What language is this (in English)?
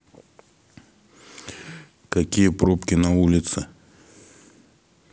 Russian